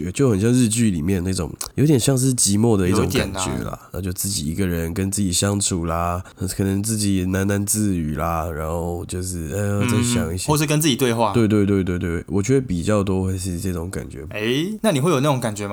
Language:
Chinese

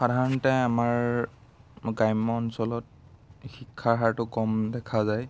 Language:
Assamese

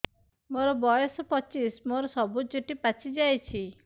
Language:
Odia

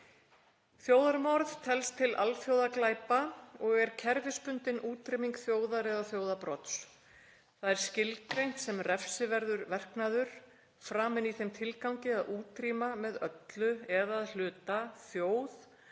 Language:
Icelandic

